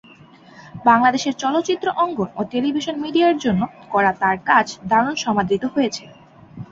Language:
Bangla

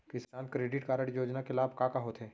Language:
Chhattisgarhi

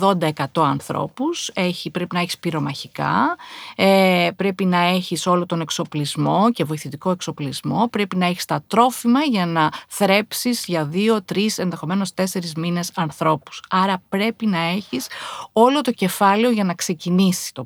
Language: Greek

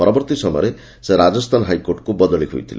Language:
Odia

